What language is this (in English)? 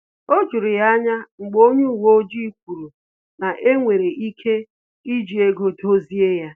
Igbo